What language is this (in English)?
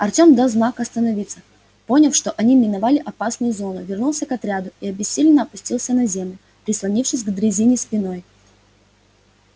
Russian